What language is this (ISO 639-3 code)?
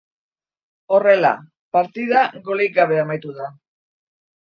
eus